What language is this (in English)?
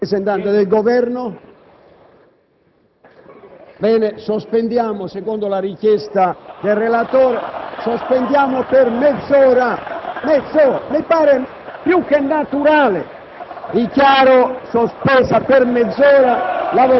Italian